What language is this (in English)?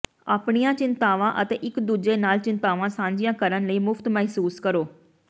Punjabi